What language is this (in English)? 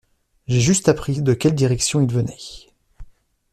French